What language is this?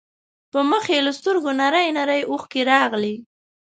Pashto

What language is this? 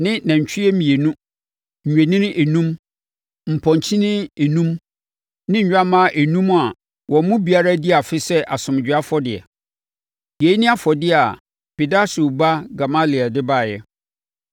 Akan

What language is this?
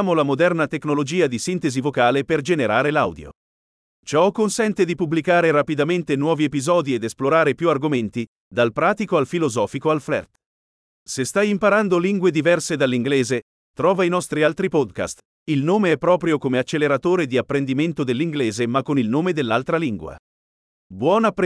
Italian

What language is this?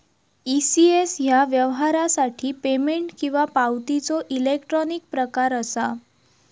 Marathi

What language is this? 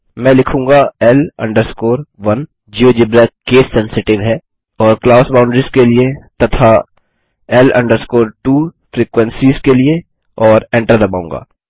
Hindi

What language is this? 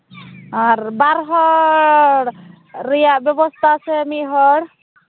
Santali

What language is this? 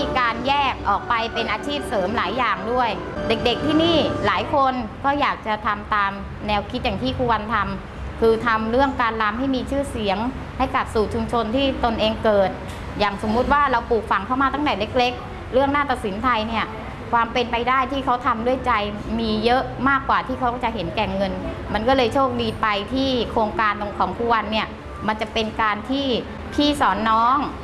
Thai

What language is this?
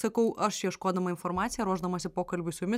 Lithuanian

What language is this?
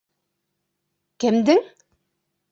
Bashkir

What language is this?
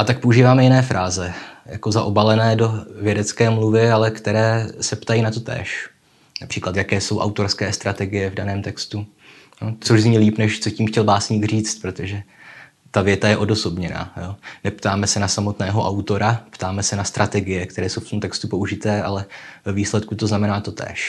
Czech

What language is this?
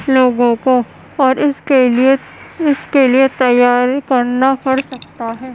Urdu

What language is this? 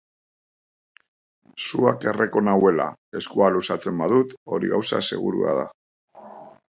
Basque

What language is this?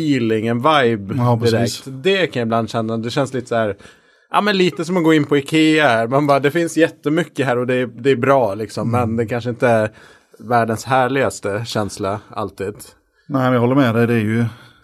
Swedish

